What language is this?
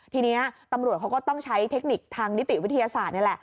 Thai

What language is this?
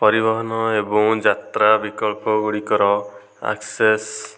Odia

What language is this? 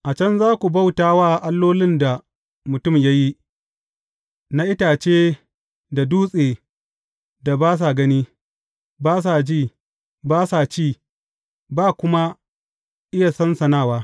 Hausa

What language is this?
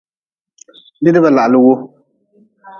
Nawdm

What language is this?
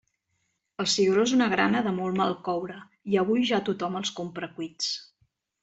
Catalan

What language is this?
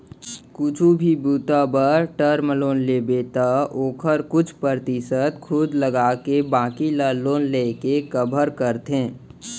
Chhattisgarhi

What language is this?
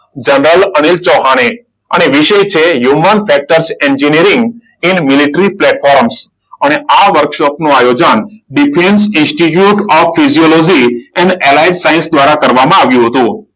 Gujarati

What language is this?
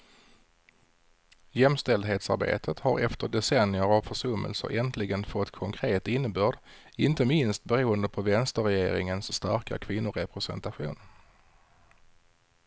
Swedish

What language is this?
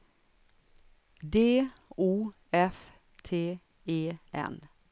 Swedish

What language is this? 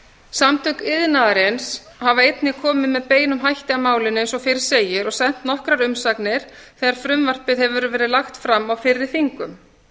Icelandic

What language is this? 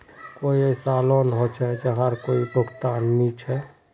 Magahi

